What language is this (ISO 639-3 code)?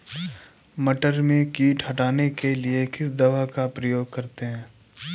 hin